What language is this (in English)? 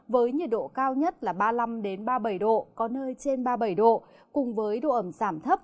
Vietnamese